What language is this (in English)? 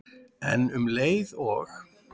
Icelandic